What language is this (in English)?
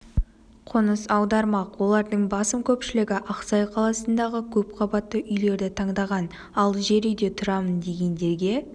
Kazakh